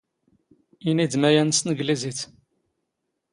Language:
Standard Moroccan Tamazight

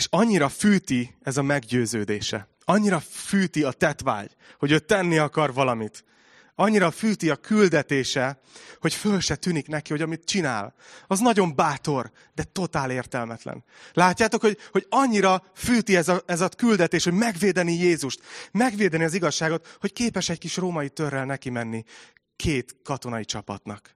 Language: Hungarian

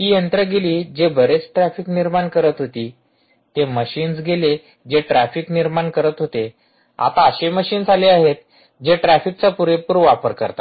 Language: Marathi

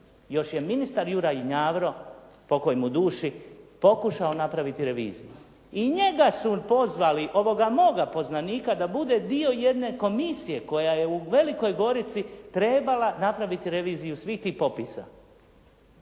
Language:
Croatian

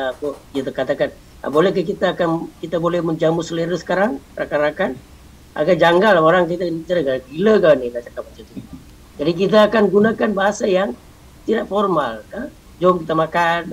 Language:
Malay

